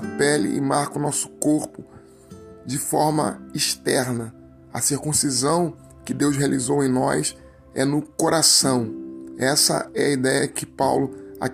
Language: Portuguese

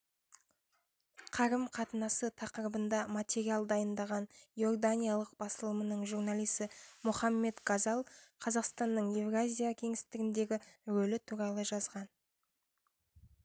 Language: Kazakh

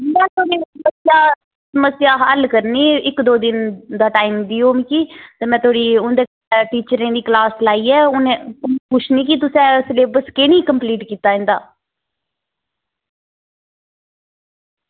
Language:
Dogri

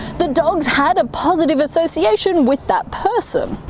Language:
English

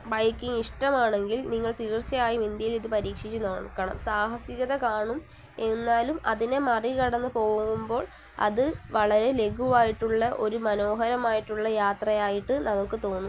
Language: Malayalam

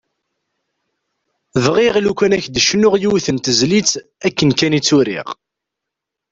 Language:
Kabyle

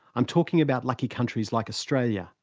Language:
English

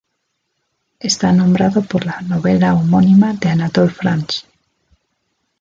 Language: Spanish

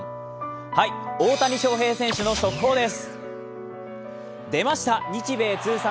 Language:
Japanese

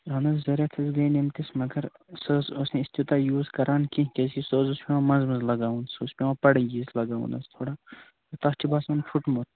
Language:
Kashmiri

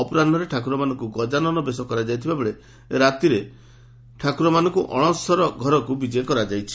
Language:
Odia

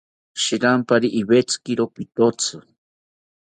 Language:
South Ucayali Ashéninka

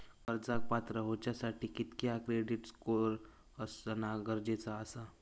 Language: Marathi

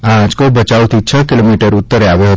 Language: Gujarati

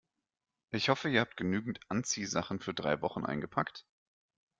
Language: German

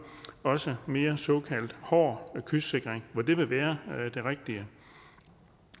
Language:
Danish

